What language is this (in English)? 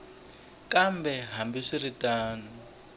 Tsonga